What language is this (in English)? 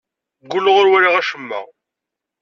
Kabyle